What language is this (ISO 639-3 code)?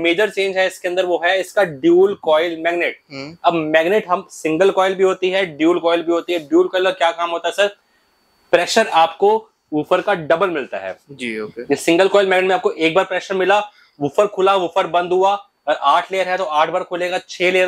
hin